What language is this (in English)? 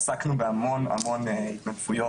Hebrew